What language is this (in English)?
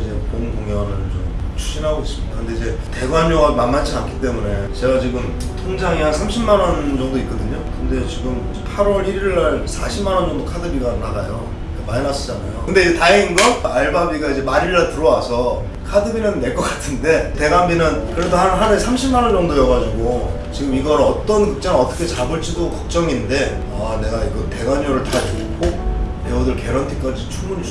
Korean